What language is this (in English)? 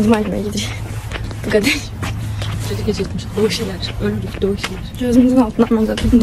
Turkish